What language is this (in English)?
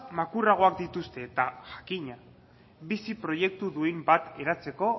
Basque